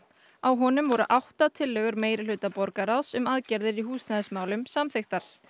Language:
Icelandic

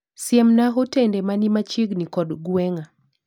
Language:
Luo (Kenya and Tanzania)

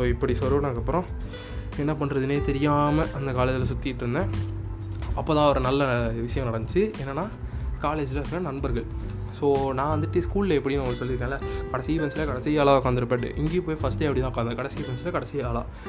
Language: Tamil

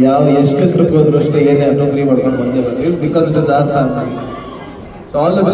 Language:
Kannada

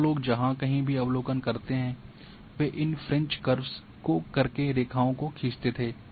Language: Hindi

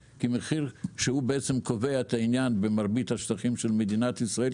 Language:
Hebrew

